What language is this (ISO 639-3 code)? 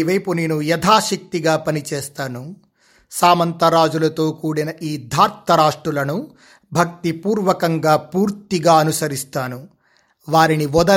tel